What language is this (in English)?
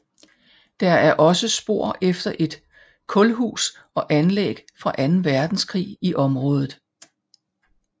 Danish